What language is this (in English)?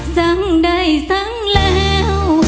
Thai